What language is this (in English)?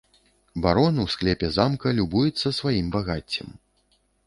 Belarusian